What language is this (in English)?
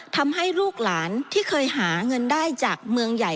Thai